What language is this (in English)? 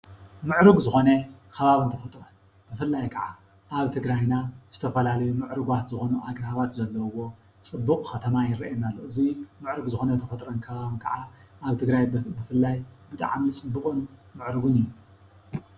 Tigrinya